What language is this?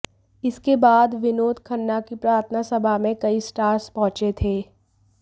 Hindi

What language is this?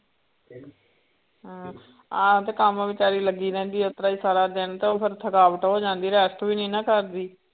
Punjabi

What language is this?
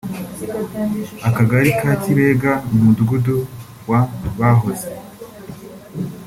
Kinyarwanda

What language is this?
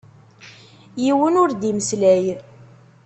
Kabyle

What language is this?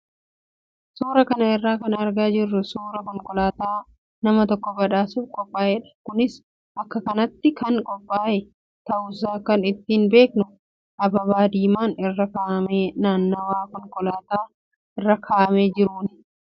Oromo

